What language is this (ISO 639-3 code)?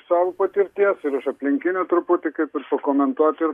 lit